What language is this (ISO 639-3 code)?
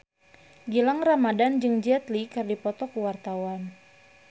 sun